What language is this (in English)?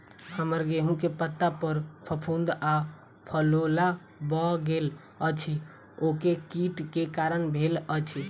Maithili